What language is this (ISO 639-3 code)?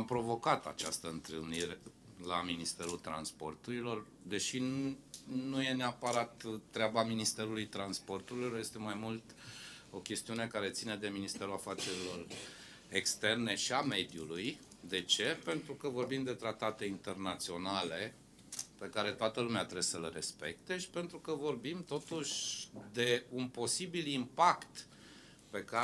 ron